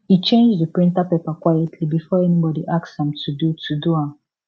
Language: Nigerian Pidgin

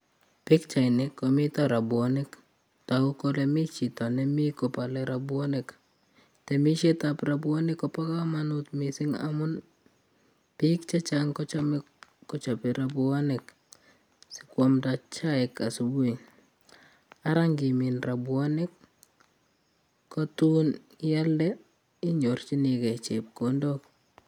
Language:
Kalenjin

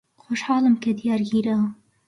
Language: Central Kurdish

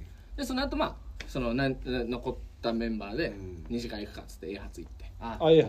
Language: Japanese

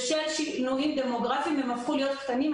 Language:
Hebrew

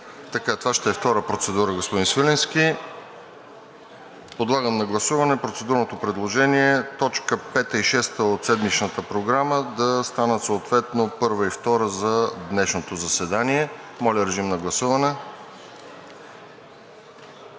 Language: Bulgarian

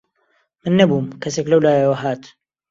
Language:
Central Kurdish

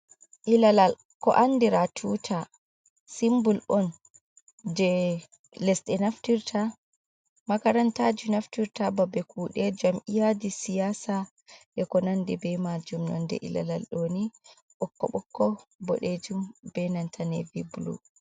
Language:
Fula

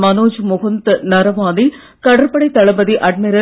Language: Tamil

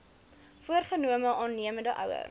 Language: Afrikaans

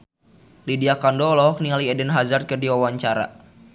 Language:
Sundanese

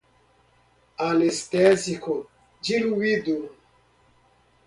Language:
Portuguese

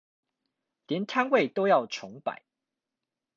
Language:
Chinese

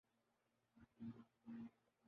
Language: Urdu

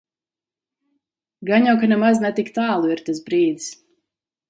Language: Latvian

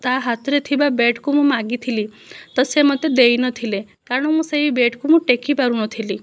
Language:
Odia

